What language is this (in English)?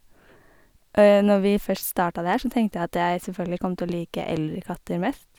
Norwegian